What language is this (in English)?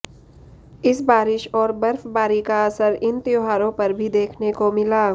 Hindi